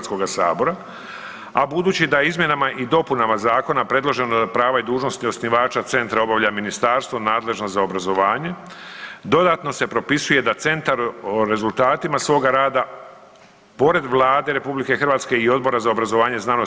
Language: Croatian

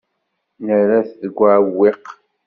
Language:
Kabyle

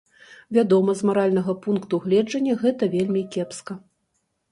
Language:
Belarusian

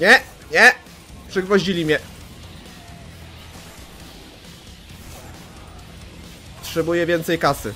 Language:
Polish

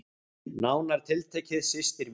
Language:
Icelandic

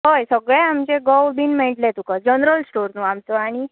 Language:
Konkani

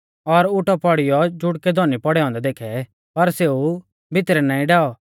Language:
Mahasu Pahari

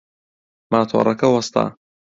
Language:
Central Kurdish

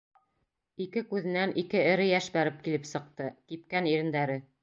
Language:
Bashkir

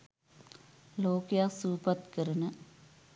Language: Sinhala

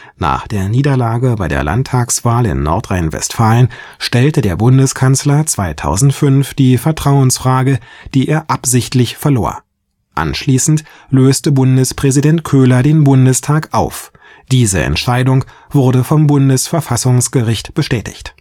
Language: German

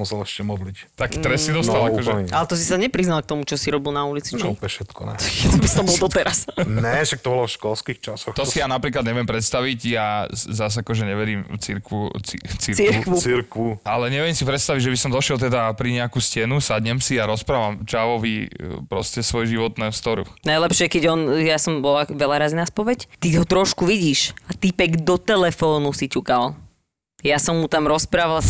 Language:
Slovak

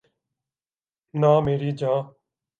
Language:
Urdu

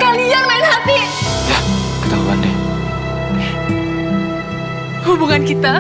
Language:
Indonesian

